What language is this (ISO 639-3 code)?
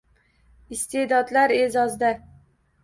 uzb